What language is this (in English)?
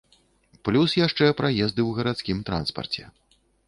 Belarusian